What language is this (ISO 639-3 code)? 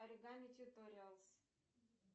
rus